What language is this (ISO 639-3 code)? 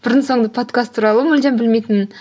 kaz